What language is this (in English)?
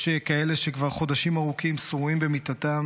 Hebrew